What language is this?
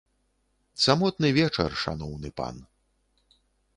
Belarusian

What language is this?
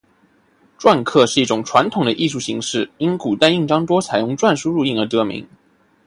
Chinese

